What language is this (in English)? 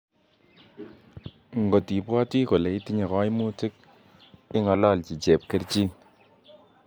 Kalenjin